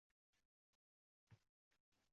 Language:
Uzbek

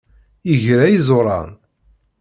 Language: Kabyle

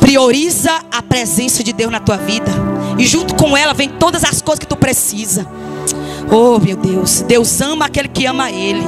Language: Portuguese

